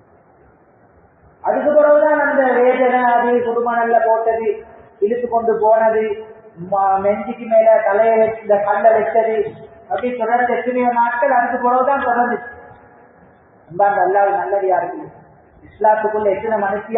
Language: Arabic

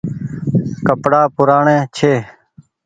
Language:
Goaria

